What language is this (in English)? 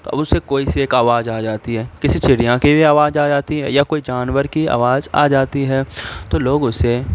Urdu